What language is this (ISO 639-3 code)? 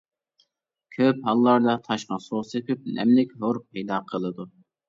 uig